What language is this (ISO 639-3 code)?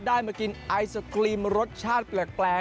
tha